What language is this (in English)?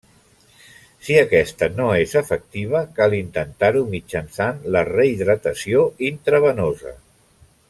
Catalan